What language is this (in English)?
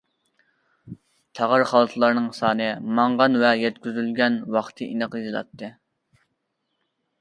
Uyghur